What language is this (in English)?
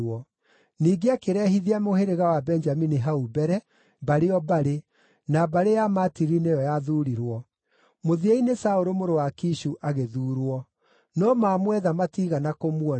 Kikuyu